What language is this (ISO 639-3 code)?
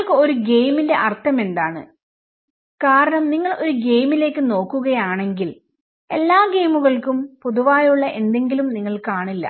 mal